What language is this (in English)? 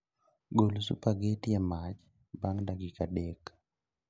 Luo (Kenya and Tanzania)